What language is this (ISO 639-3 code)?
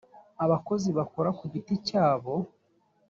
kin